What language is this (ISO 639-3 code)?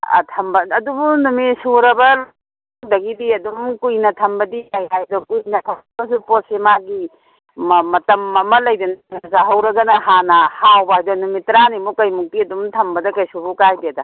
mni